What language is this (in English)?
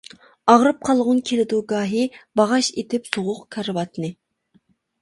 Uyghur